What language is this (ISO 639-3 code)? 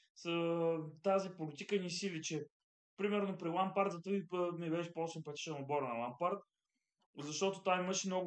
bul